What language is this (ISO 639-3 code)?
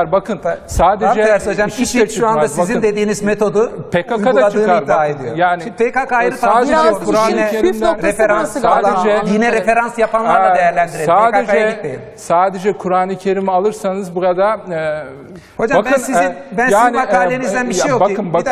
tur